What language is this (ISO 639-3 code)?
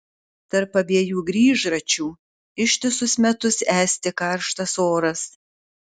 lit